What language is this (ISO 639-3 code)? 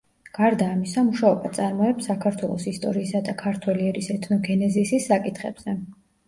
kat